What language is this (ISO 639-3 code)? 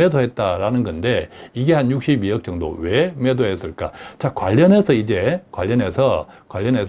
kor